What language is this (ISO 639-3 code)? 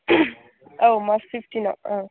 brx